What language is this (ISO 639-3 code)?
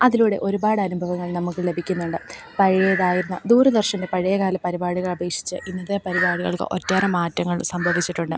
mal